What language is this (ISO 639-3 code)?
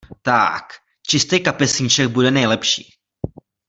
ces